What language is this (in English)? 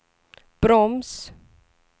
Swedish